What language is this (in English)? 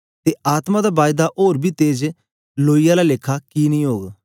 Dogri